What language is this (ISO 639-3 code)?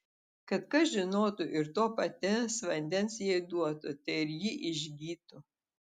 lit